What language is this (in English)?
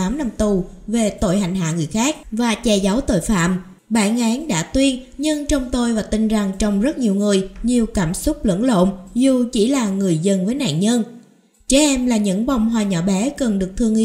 Vietnamese